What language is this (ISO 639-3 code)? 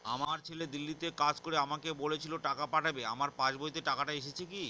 ben